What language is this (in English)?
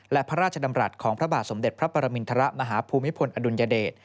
Thai